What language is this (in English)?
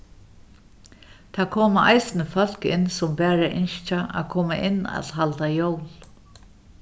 Faroese